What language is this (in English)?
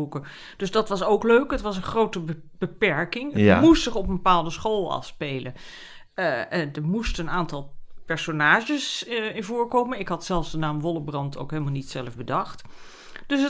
Dutch